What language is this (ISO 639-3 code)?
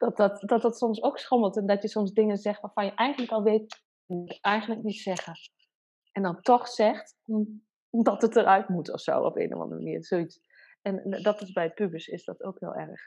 nld